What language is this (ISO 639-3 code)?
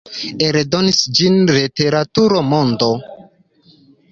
epo